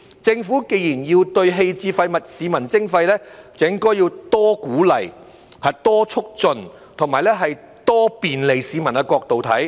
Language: Cantonese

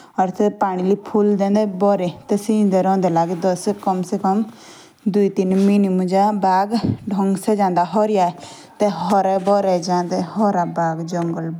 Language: Jaunsari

